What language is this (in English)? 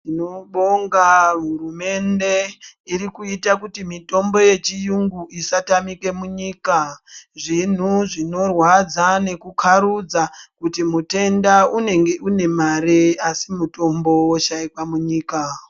Ndau